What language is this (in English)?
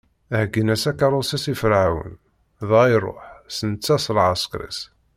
Kabyle